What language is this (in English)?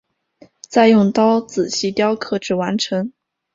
Chinese